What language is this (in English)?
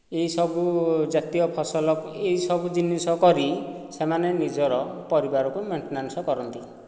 Odia